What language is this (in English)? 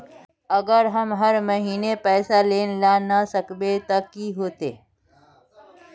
Magahi